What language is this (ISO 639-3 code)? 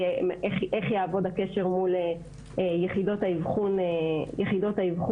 heb